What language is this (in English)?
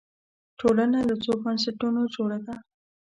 Pashto